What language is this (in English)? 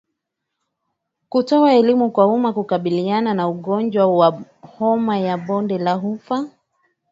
Swahili